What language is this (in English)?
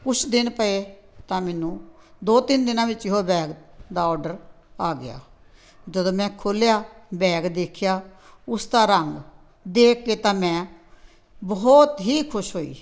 Punjabi